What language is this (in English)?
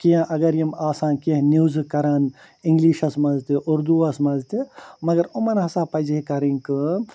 Kashmiri